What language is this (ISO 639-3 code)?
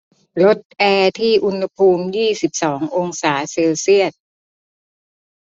tha